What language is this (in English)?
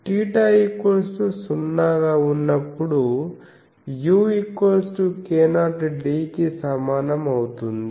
Telugu